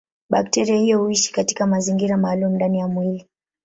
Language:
Swahili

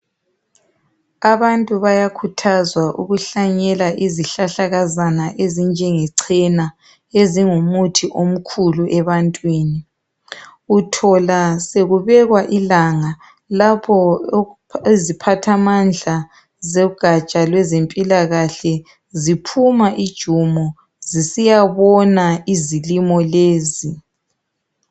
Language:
North Ndebele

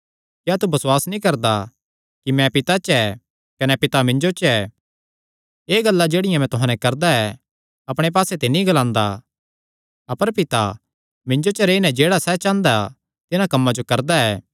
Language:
Kangri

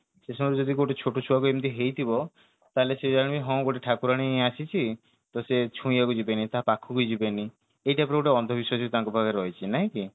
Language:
Odia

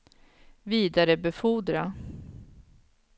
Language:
Swedish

